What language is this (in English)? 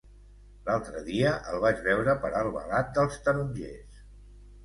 Catalan